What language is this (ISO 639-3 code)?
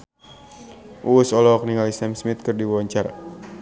sun